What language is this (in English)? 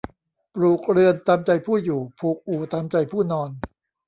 Thai